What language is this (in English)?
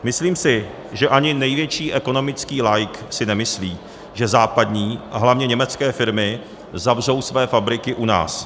Czech